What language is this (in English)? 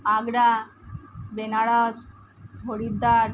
Bangla